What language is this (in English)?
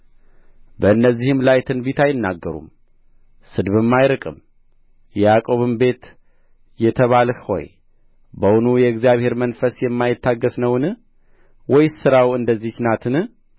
Amharic